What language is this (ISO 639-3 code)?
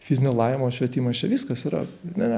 lit